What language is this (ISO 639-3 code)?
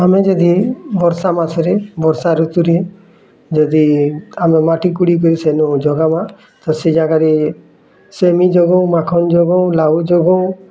ori